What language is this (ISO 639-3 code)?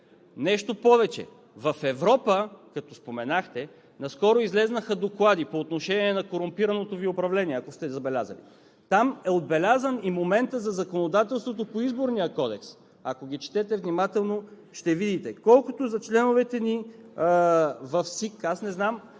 bul